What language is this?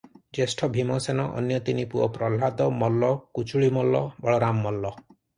Odia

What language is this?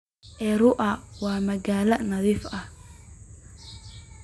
Somali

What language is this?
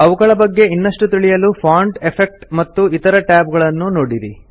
Kannada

